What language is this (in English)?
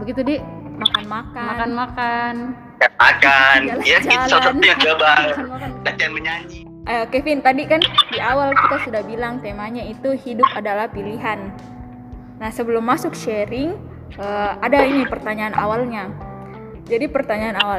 Indonesian